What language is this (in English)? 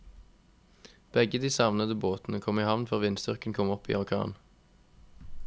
Norwegian